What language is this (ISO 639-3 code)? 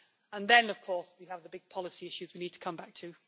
eng